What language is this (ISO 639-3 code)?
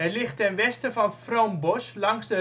nld